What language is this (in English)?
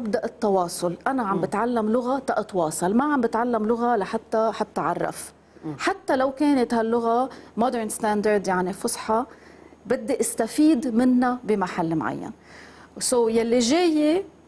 Arabic